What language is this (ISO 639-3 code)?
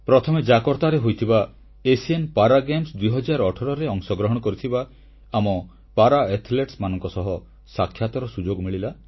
ori